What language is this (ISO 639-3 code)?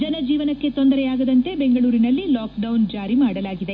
kan